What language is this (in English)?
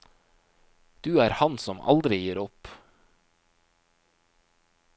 Norwegian